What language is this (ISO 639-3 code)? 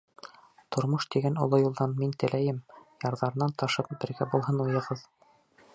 bak